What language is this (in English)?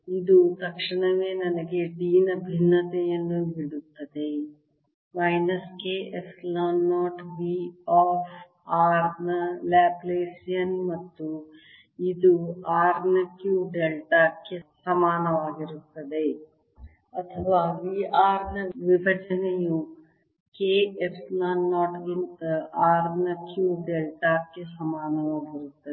Kannada